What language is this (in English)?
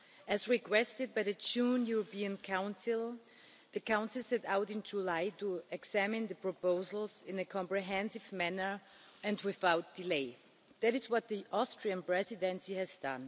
English